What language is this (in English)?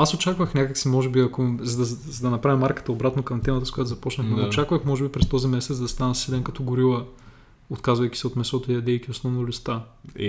Bulgarian